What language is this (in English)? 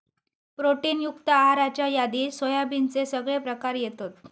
Marathi